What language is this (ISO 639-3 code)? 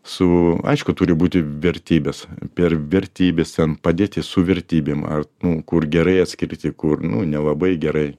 lit